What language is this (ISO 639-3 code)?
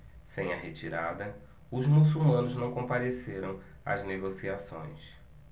por